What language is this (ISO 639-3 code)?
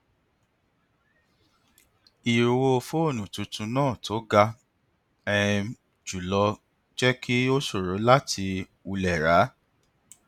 yor